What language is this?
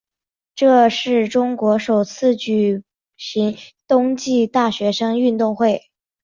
Chinese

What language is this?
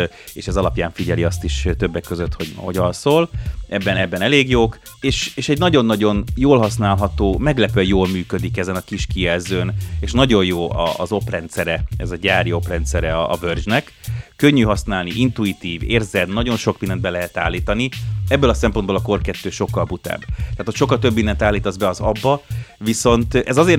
Hungarian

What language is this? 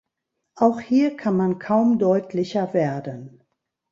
German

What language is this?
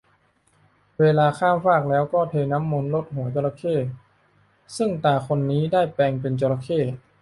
Thai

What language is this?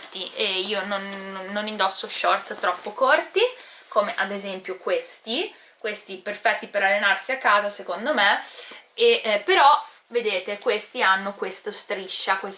Italian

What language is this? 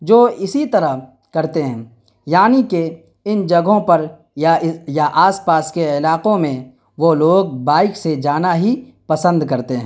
Urdu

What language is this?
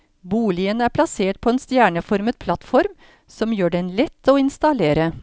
Norwegian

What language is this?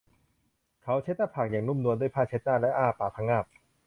Thai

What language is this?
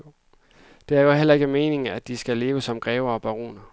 Danish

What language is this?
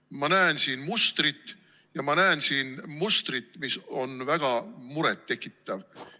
Estonian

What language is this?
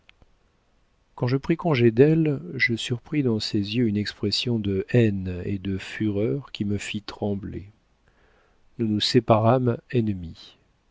French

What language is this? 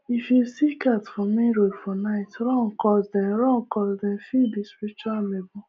Nigerian Pidgin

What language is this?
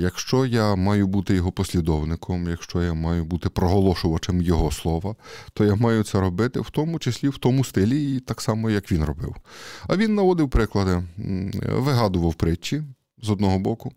Ukrainian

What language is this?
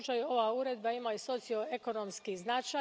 Croatian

